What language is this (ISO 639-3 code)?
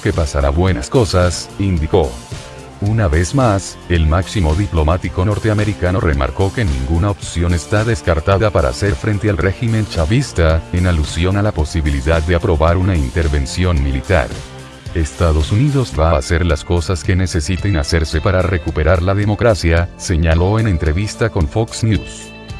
spa